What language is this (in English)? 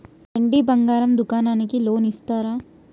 Telugu